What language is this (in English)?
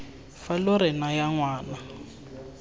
Tswana